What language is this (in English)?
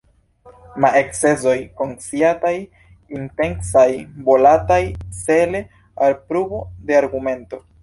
Esperanto